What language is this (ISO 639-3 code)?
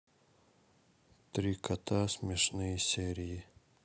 rus